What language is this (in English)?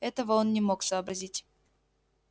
Russian